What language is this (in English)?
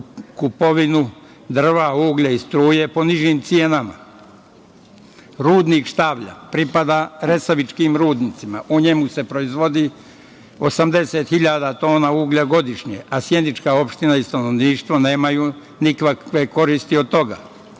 Serbian